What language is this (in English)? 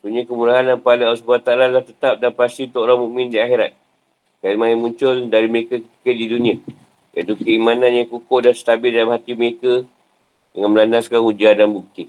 Malay